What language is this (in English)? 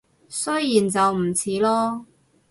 Cantonese